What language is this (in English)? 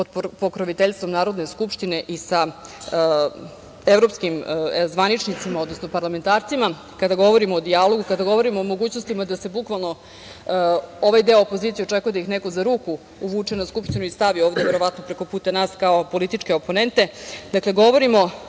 Serbian